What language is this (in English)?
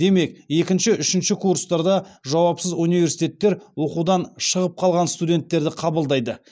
Kazakh